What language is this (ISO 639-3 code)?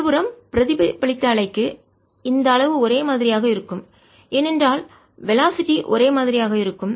tam